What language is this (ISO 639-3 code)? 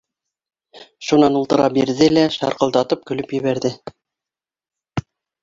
bak